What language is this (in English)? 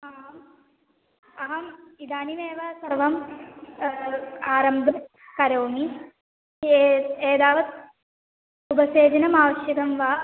Sanskrit